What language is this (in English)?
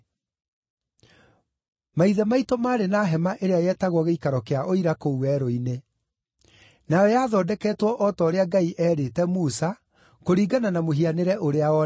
Kikuyu